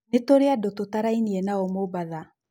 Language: Kikuyu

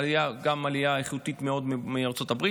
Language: Hebrew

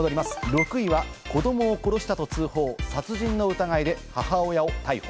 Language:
Japanese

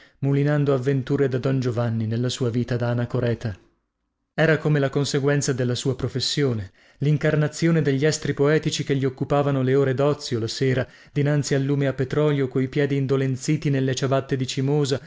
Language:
Italian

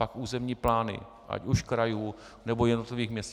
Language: Czech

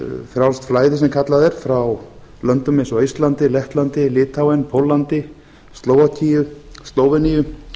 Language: Icelandic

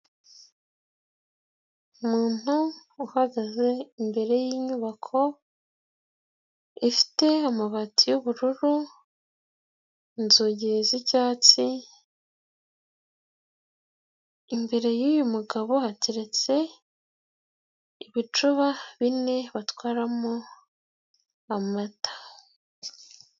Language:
Kinyarwanda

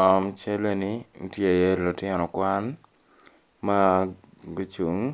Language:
Acoli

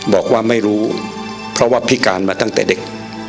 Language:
Thai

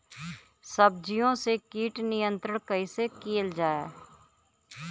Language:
Bhojpuri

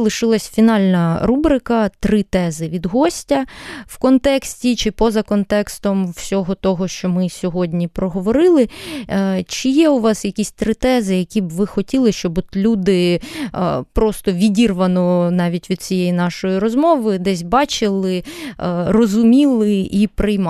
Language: Ukrainian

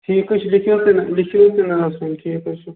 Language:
Kashmiri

